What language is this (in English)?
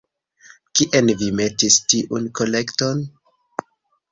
Esperanto